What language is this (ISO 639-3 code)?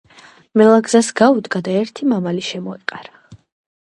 kat